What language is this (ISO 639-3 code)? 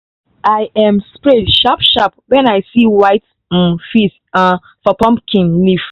pcm